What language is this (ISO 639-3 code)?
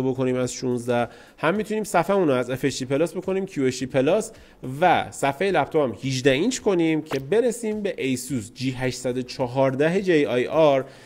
fas